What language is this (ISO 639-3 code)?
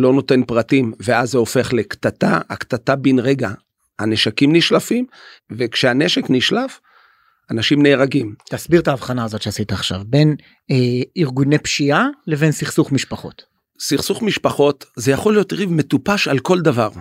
heb